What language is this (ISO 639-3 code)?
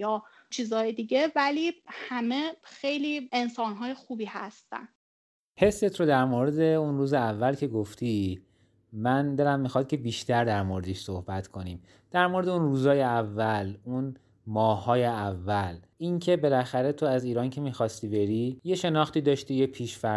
fas